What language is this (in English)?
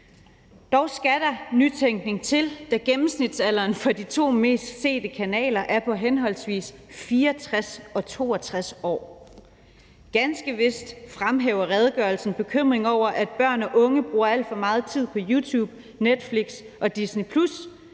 Danish